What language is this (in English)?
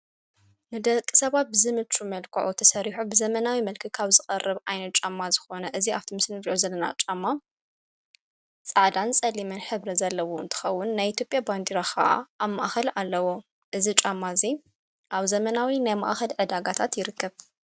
Tigrinya